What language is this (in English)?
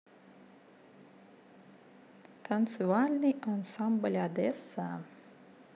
Russian